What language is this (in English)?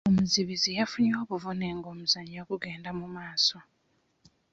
Ganda